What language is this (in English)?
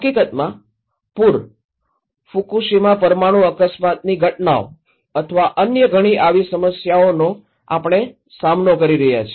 Gujarati